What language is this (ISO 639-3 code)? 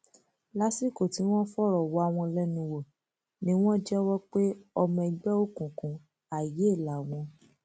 yor